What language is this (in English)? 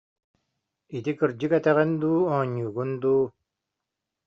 Yakut